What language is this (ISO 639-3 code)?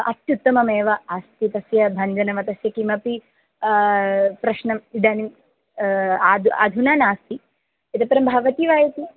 san